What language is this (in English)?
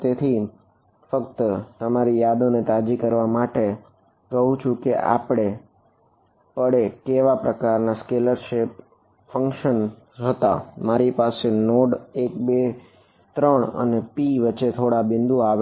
Gujarati